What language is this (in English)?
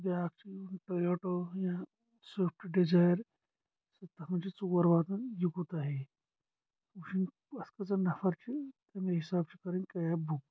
Kashmiri